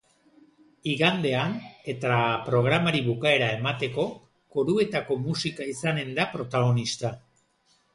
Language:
Basque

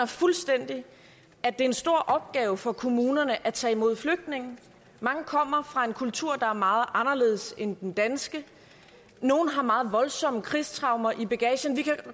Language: Danish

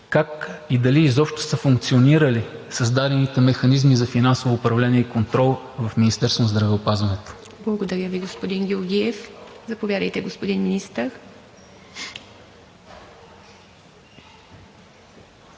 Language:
Bulgarian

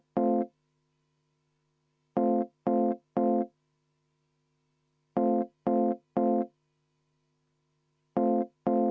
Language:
Estonian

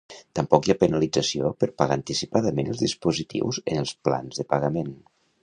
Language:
Catalan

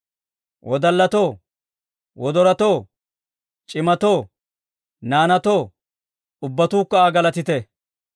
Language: Dawro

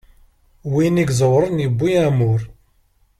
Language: Kabyle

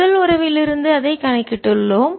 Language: Tamil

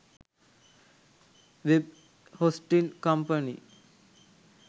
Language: Sinhala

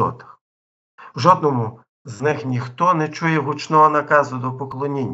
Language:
Ukrainian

